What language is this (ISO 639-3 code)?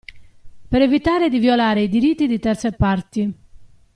ita